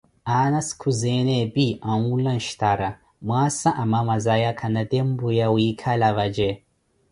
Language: Koti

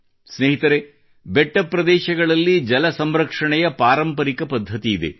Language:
Kannada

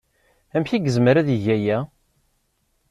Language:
Kabyle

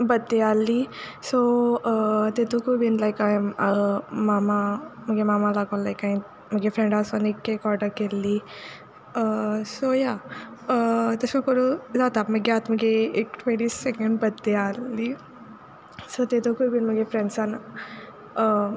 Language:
Konkani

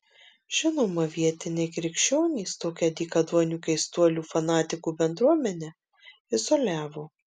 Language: Lithuanian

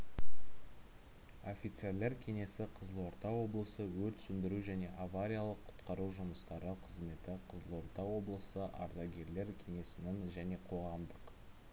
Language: Kazakh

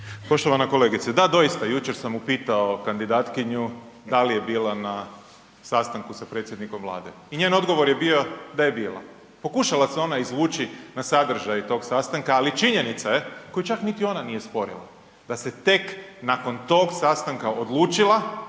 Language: Croatian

